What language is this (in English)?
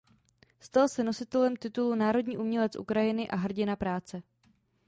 Czech